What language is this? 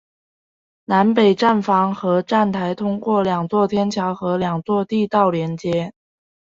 Chinese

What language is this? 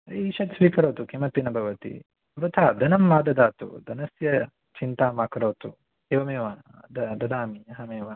Sanskrit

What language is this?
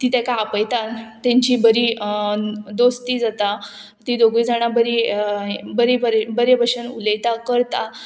Konkani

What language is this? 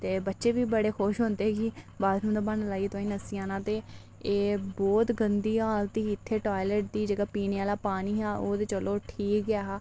Dogri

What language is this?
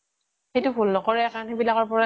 Assamese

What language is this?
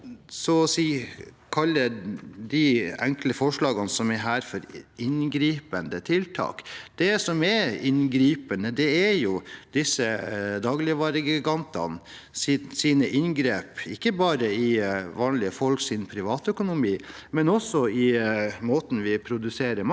Norwegian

